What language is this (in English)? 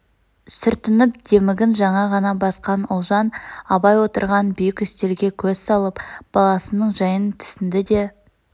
Kazakh